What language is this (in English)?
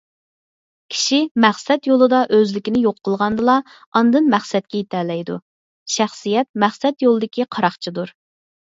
Uyghur